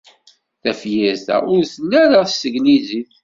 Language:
Kabyle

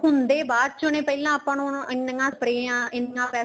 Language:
Punjabi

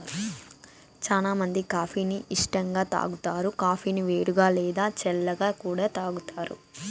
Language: Telugu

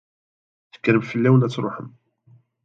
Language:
Kabyle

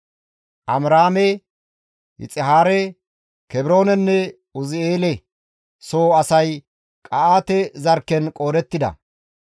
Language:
Gamo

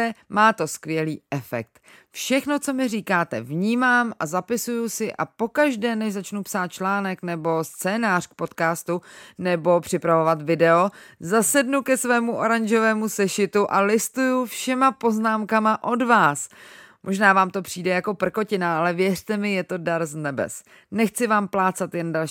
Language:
Czech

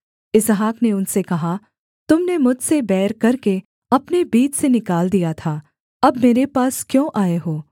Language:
Hindi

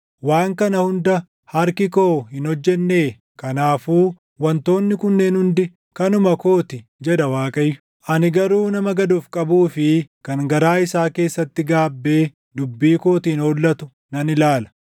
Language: Oromo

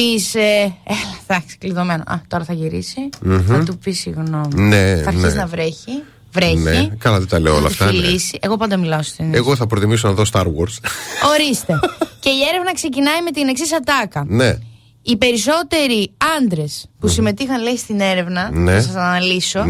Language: Greek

